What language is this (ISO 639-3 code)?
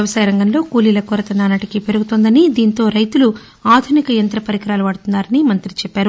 tel